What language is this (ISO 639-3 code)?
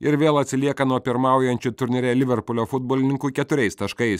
lit